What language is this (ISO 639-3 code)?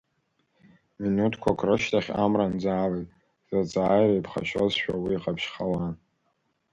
abk